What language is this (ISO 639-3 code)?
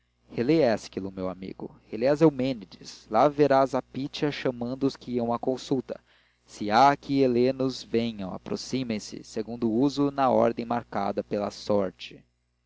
por